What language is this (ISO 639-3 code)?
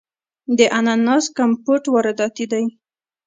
pus